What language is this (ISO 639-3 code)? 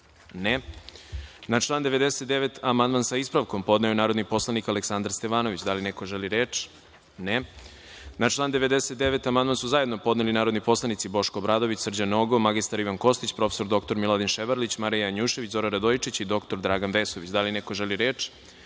srp